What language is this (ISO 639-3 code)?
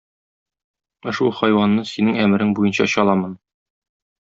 tat